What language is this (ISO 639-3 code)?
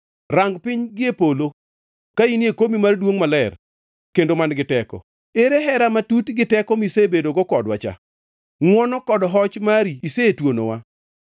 luo